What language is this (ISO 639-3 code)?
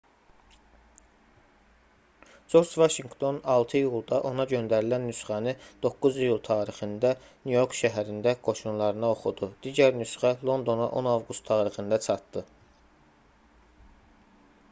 aze